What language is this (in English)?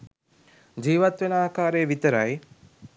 Sinhala